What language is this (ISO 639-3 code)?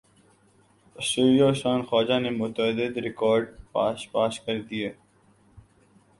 urd